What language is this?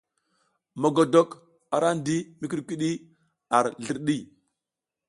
South Giziga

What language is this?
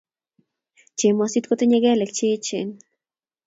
Kalenjin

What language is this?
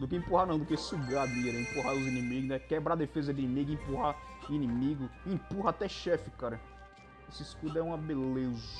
Portuguese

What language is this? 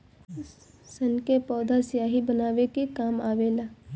Bhojpuri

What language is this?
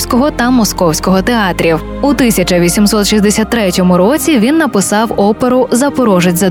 Ukrainian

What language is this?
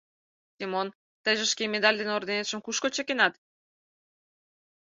Mari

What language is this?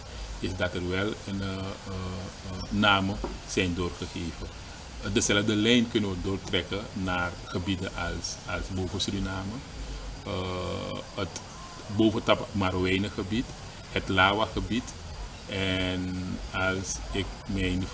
Dutch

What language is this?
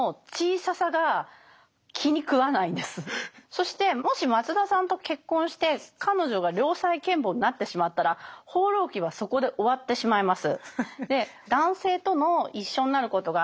Japanese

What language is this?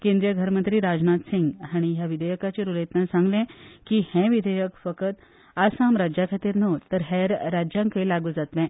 Konkani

